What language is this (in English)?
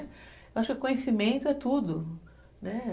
Portuguese